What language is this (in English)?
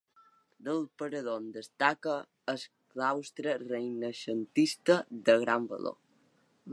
Catalan